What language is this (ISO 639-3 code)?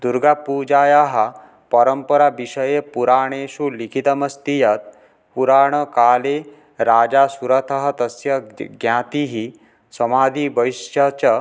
san